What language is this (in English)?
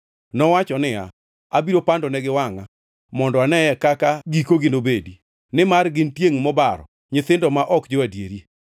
Luo (Kenya and Tanzania)